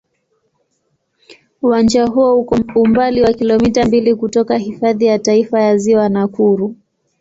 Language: Swahili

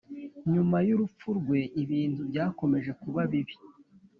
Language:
Kinyarwanda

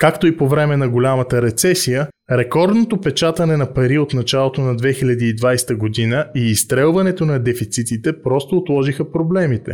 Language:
Bulgarian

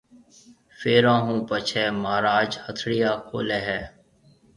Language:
Marwari (Pakistan)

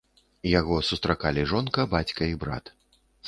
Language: Belarusian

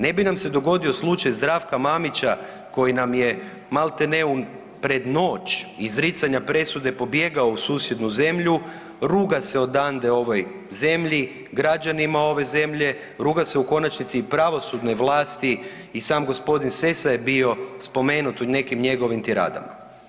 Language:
Croatian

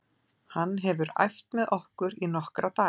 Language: Icelandic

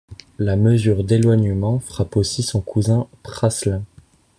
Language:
French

